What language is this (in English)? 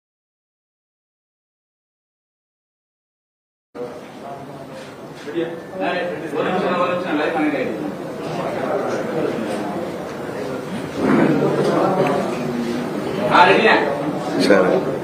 Arabic